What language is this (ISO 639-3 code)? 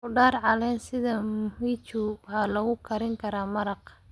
som